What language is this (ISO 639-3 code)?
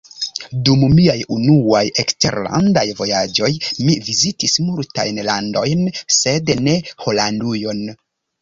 epo